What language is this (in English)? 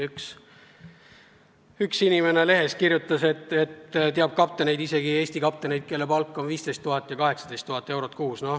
Estonian